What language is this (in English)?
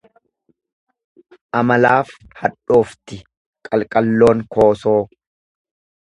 Oromo